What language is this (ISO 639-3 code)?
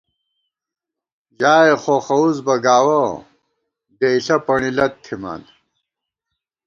gwt